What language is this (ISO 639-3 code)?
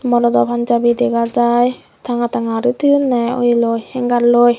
ccp